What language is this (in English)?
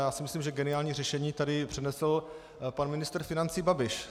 Czech